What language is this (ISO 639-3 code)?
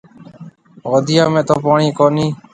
mve